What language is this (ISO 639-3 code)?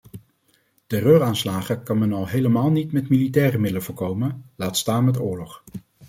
nld